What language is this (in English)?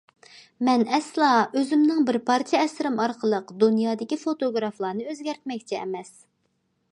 Uyghur